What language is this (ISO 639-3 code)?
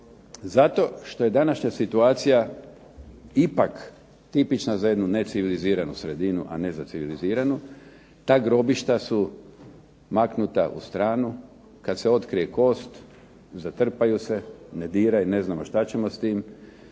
hrv